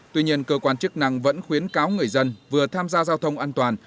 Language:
Vietnamese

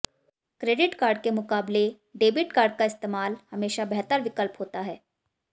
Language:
Hindi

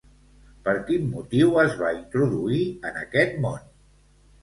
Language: Catalan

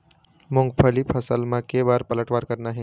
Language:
Chhattisgarhi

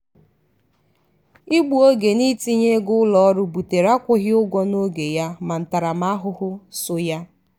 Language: Igbo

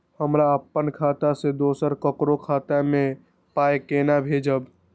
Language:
Maithili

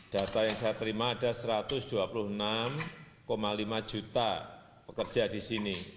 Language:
Indonesian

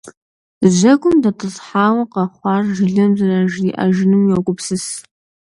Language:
Kabardian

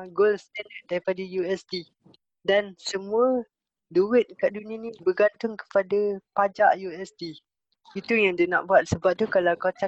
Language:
Malay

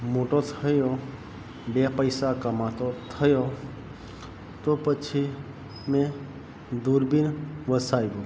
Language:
Gujarati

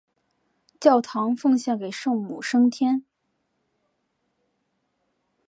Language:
Chinese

